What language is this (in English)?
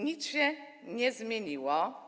Polish